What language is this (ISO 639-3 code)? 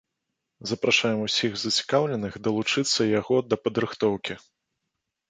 bel